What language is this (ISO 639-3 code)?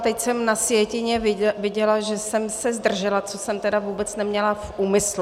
ces